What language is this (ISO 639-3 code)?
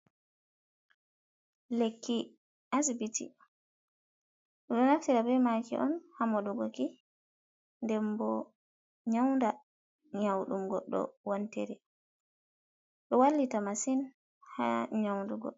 ful